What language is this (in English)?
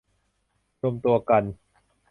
Thai